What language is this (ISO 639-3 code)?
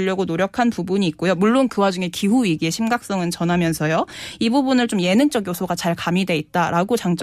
kor